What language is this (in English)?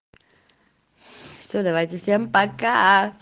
Russian